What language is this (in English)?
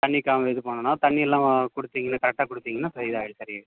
Tamil